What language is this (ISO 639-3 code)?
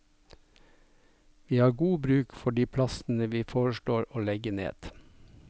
nor